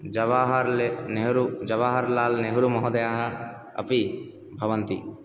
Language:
Sanskrit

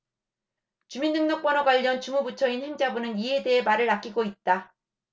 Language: Korean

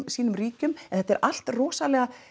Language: Icelandic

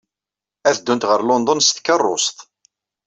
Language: Kabyle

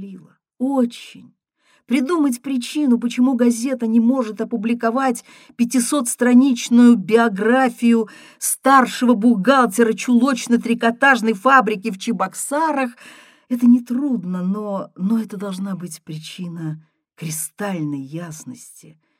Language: Russian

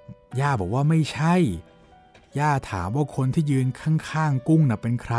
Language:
Thai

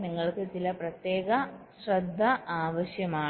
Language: Malayalam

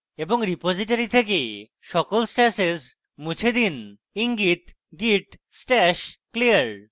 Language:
Bangla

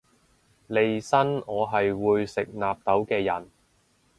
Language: Cantonese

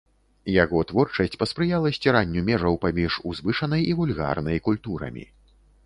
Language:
Belarusian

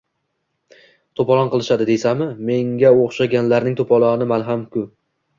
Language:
Uzbek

